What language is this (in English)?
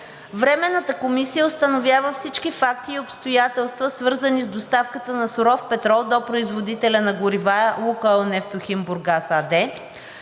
Bulgarian